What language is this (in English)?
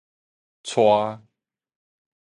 Min Nan Chinese